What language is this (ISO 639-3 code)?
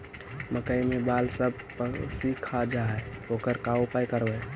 mag